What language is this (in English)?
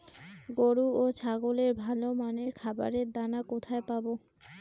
Bangla